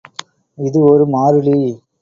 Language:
Tamil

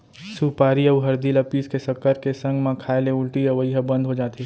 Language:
Chhattisgarhi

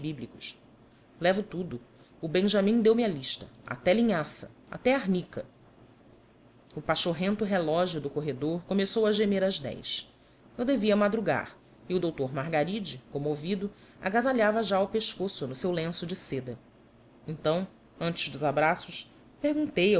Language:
Portuguese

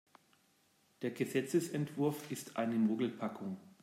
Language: German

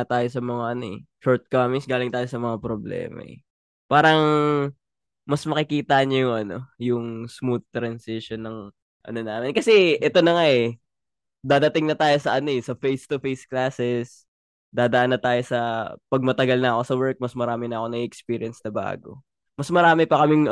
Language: Filipino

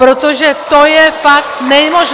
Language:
Czech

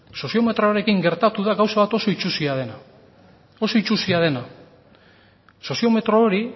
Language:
Basque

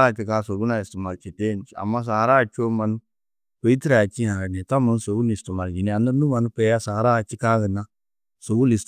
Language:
Tedaga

